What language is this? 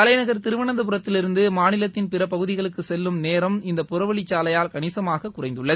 Tamil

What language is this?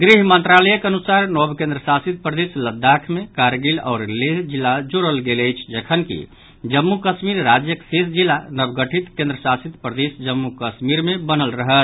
Maithili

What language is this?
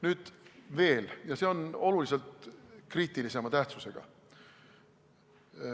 Estonian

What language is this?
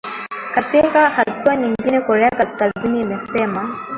Swahili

